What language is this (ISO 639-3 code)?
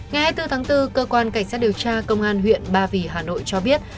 vie